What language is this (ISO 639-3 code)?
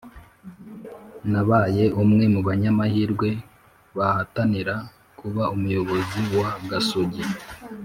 kin